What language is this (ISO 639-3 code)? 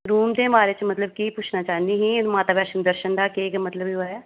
doi